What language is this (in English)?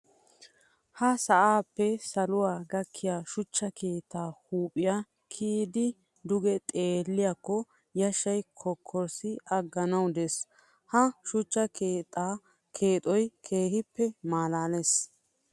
Wolaytta